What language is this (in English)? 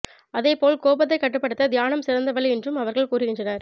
Tamil